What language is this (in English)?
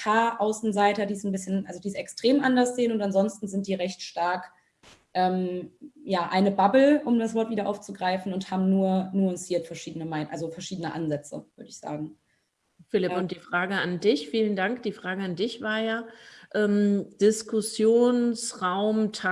German